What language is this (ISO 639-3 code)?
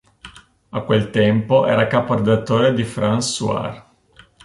ita